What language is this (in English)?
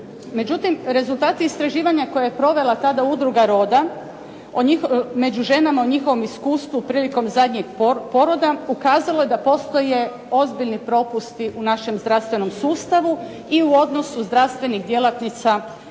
Croatian